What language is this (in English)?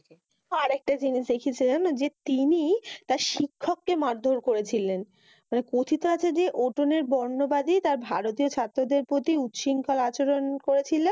Bangla